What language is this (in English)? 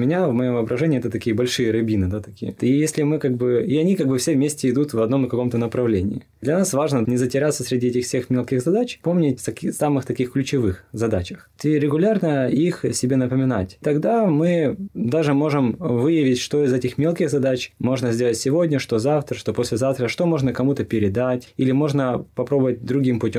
Russian